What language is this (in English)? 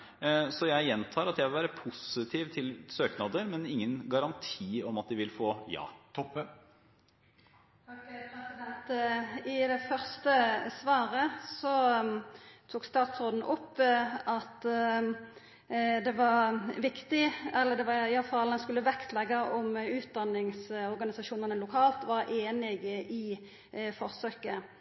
Norwegian